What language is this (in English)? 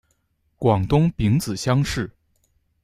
Chinese